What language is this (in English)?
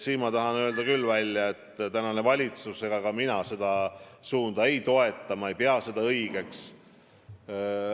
Estonian